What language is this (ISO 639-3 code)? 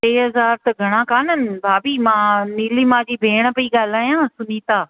snd